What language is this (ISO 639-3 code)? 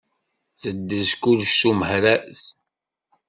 kab